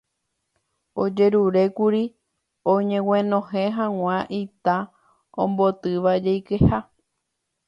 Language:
Guarani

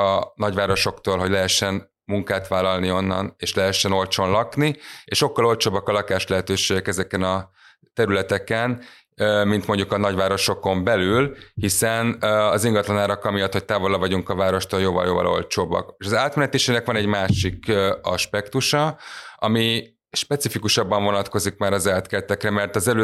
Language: Hungarian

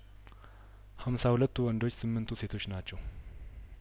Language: Amharic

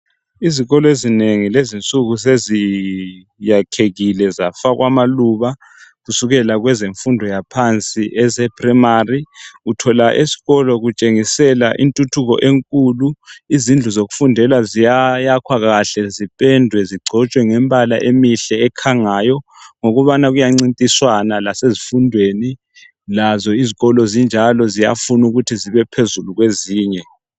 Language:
North Ndebele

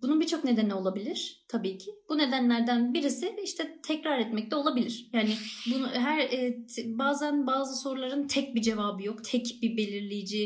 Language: Turkish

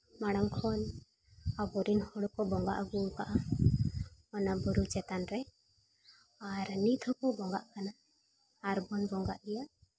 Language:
Santali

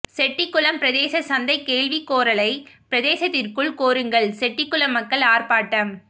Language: Tamil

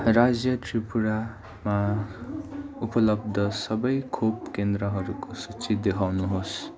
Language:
Nepali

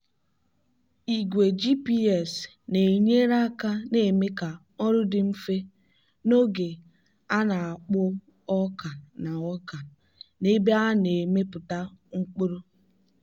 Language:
Igbo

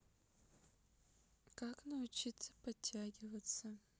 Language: Russian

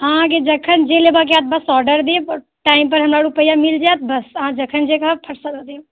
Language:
Maithili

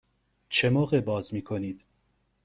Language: Persian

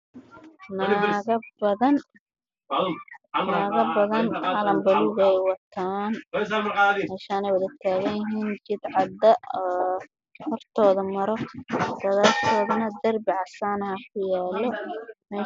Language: Somali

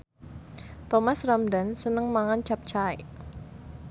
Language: Javanese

